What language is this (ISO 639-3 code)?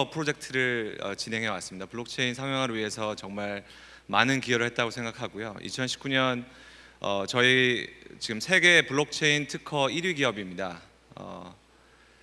kor